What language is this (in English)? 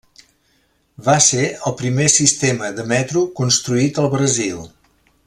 Catalan